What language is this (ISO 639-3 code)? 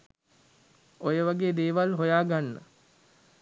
sin